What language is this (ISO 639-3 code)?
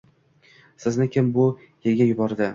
uzb